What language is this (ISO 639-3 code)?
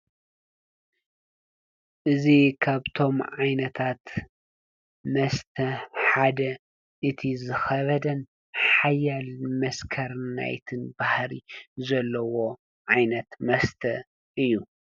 tir